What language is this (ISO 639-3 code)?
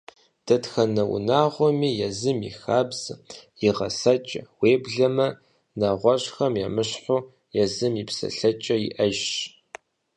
kbd